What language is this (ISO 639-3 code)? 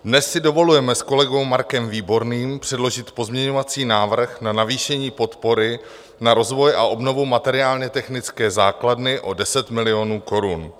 ces